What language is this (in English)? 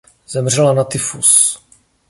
Czech